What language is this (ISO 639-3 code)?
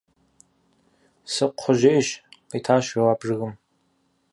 kbd